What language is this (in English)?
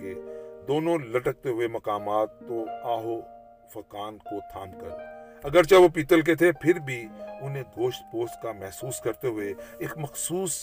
Urdu